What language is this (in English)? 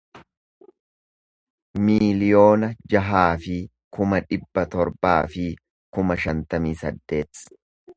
Oromo